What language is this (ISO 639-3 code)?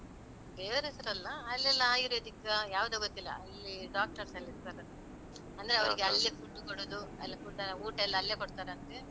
kan